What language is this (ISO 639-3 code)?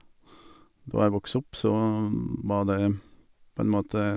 nor